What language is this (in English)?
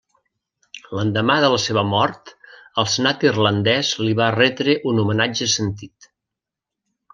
Catalan